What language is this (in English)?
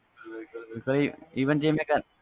Punjabi